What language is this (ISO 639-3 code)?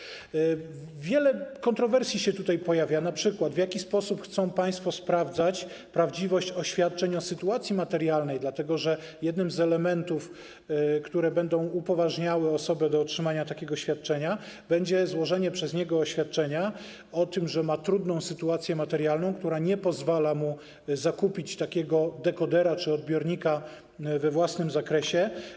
pol